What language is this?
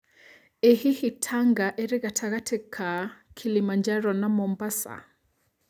Kikuyu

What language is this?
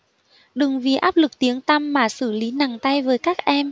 Vietnamese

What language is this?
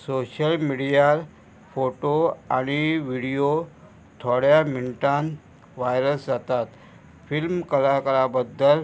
Konkani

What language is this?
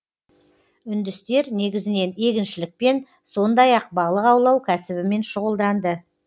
Kazakh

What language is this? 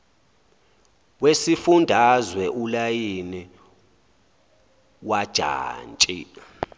Zulu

